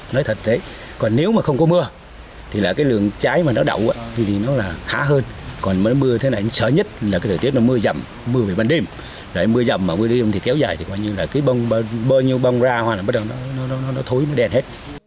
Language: Vietnamese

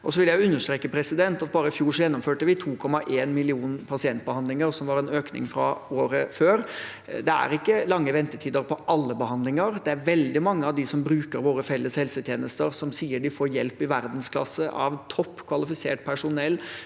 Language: Norwegian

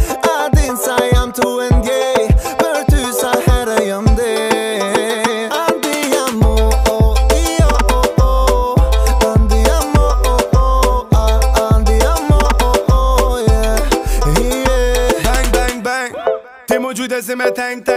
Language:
English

